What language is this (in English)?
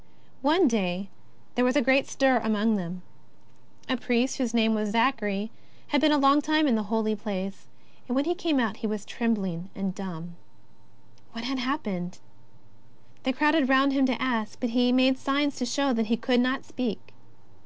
English